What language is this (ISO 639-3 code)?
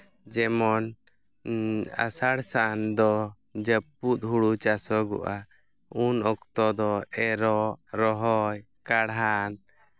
sat